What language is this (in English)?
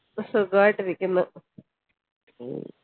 Malayalam